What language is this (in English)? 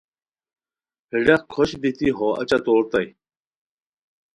Khowar